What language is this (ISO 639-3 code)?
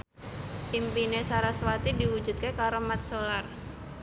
jav